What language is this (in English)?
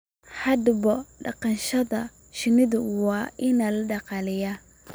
Somali